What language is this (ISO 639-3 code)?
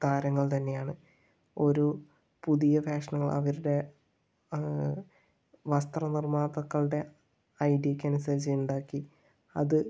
mal